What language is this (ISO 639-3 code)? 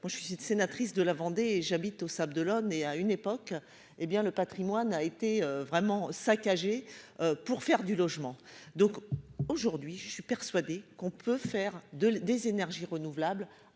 fra